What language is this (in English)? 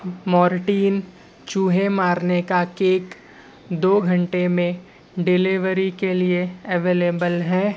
Urdu